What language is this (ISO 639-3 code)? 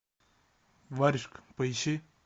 rus